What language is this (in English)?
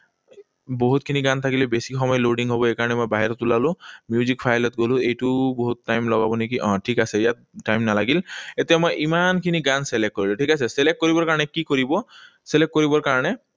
Assamese